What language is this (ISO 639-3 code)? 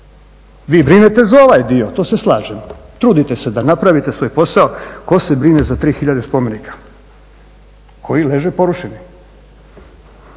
hrv